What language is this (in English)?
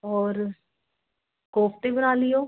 Punjabi